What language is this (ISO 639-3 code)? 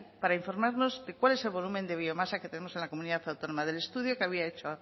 spa